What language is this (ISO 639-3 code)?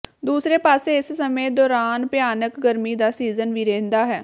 pan